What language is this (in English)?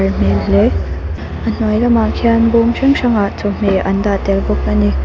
Mizo